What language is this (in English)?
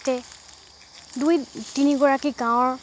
Assamese